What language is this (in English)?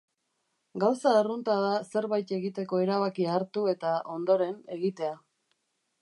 Basque